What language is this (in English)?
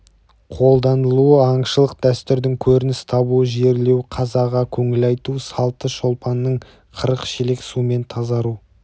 Kazakh